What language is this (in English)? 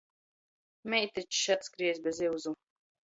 Latgalian